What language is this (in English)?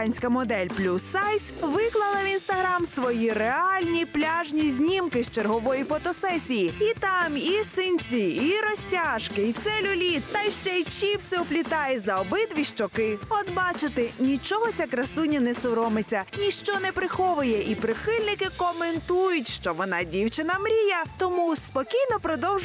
Ukrainian